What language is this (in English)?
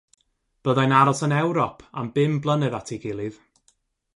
Welsh